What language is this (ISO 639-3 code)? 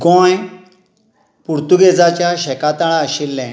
kok